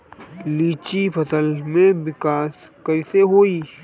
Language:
Bhojpuri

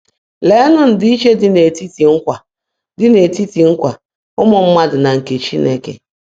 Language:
Igbo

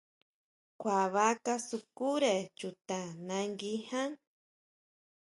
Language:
Huautla Mazatec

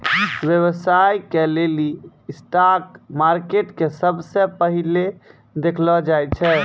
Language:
Maithili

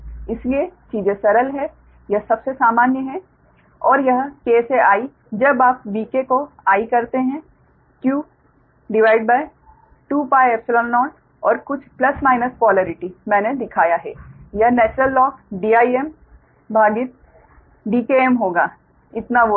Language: Hindi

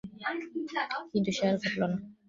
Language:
Bangla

